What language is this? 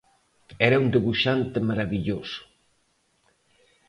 Galician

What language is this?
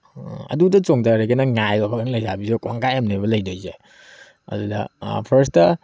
Manipuri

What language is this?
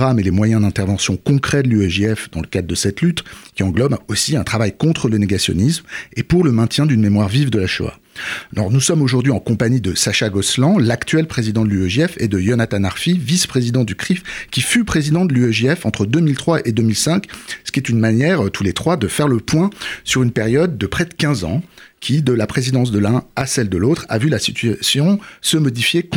French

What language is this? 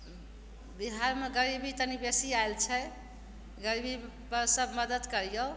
Maithili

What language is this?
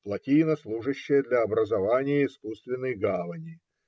Russian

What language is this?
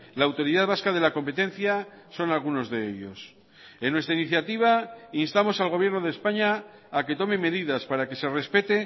Spanish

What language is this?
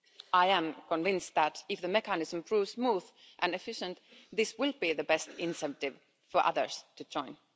English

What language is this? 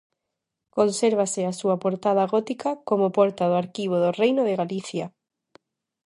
Galician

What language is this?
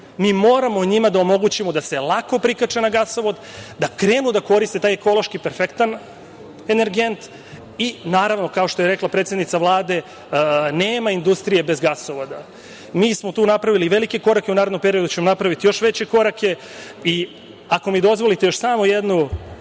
Serbian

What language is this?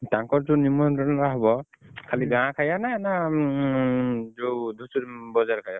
Odia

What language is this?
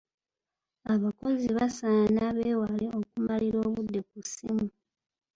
Ganda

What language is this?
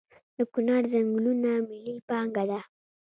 Pashto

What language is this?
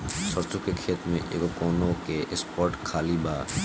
Bhojpuri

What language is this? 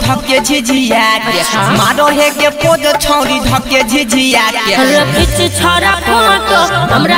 Hindi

